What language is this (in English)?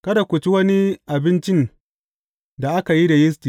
Hausa